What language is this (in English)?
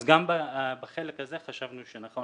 Hebrew